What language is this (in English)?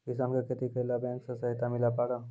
Maithili